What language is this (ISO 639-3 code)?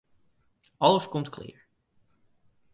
fry